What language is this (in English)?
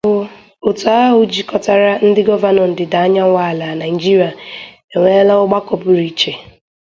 Igbo